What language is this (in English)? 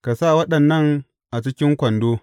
Hausa